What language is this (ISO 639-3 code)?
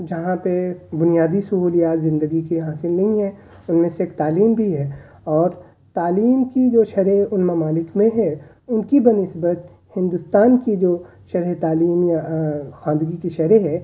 urd